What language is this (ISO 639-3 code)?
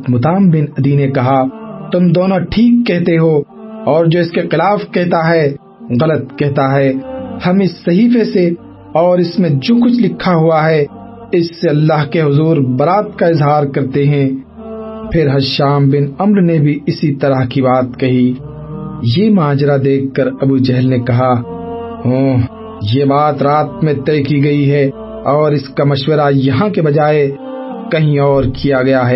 urd